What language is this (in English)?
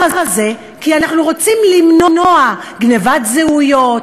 Hebrew